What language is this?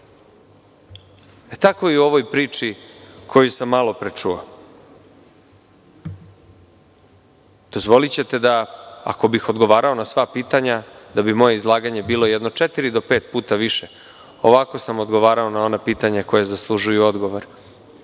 Serbian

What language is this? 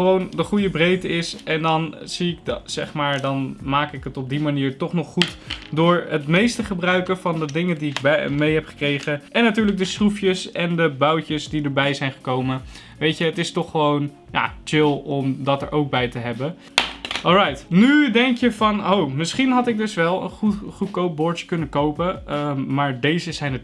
Dutch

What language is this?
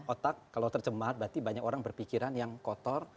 Indonesian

